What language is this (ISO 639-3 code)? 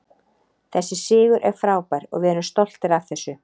isl